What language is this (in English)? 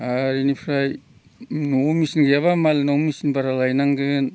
Bodo